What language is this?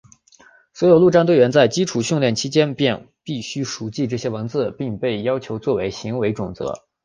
Chinese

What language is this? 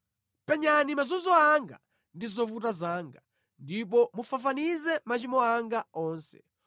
Nyanja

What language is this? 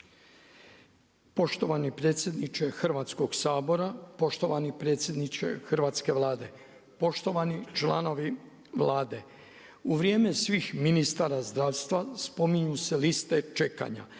Croatian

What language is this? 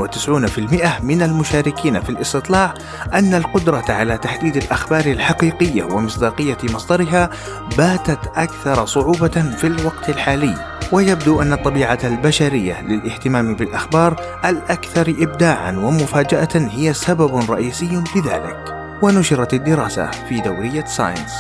Arabic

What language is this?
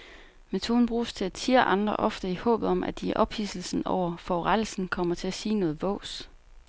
Danish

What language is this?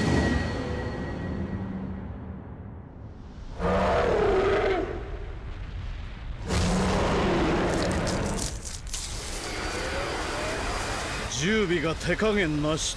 Japanese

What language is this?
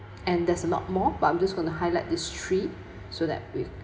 English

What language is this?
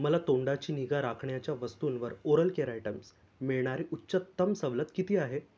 Marathi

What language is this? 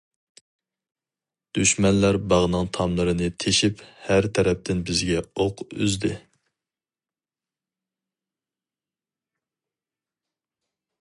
Uyghur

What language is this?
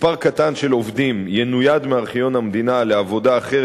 Hebrew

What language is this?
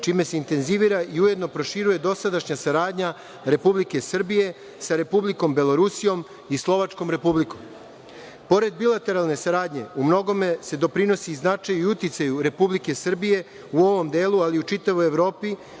Serbian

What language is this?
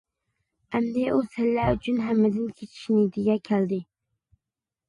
Uyghur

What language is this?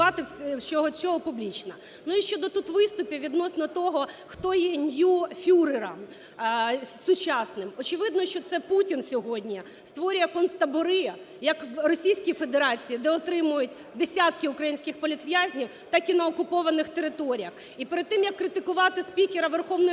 Ukrainian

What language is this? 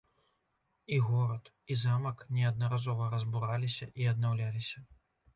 Belarusian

